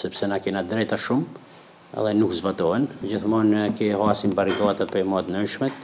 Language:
Romanian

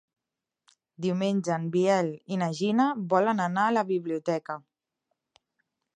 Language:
Catalan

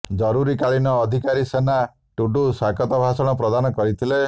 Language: Odia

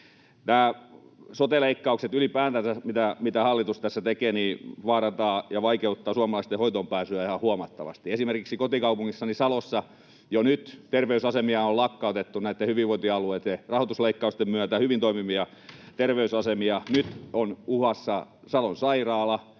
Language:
Finnish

